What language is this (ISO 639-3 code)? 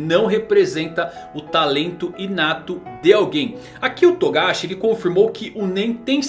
por